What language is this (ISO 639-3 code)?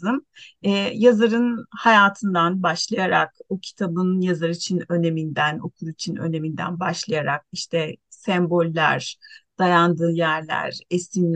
tur